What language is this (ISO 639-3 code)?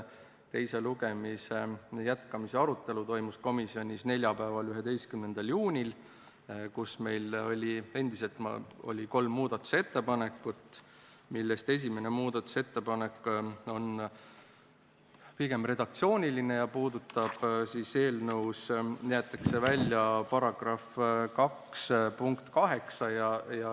est